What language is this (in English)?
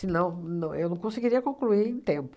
Portuguese